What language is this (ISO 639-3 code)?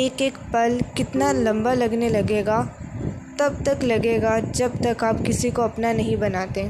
urd